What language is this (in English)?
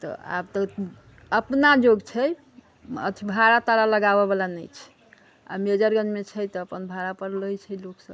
Maithili